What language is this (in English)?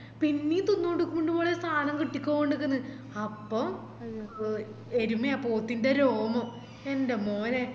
Malayalam